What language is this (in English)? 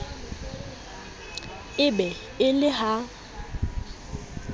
Southern Sotho